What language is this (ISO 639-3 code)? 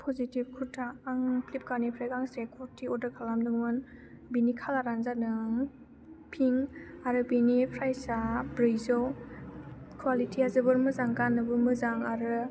brx